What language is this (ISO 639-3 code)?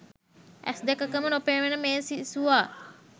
sin